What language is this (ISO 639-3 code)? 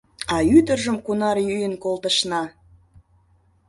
chm